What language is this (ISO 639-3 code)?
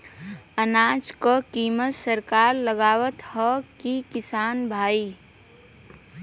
bho